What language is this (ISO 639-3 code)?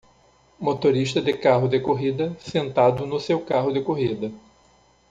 por